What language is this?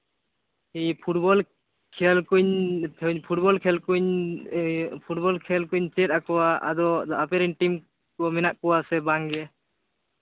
Santali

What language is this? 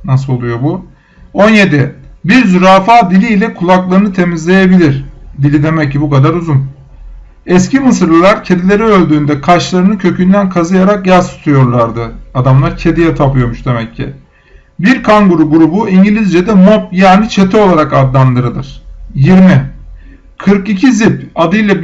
Turkish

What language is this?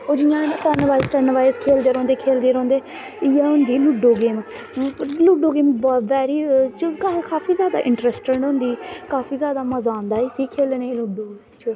Dogri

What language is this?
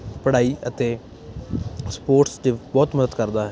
Punjabi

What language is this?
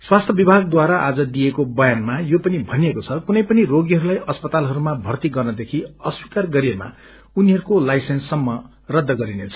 Nepali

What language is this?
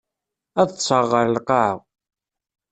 Kabyle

